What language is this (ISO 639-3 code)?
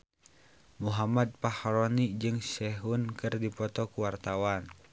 sun